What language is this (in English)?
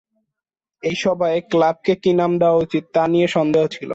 Bangla